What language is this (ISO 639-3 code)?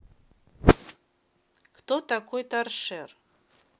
rus